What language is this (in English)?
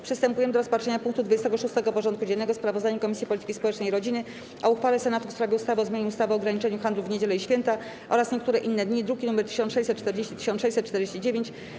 Polish